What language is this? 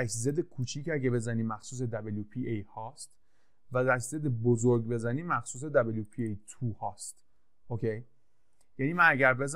Persian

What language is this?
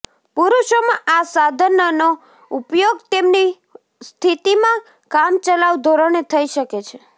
Gujarati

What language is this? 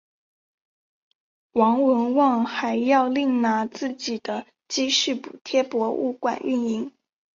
Chinese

